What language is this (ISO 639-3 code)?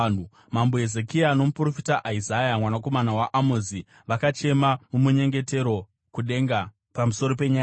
sna